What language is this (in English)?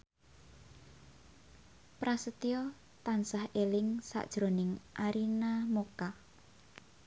Javanese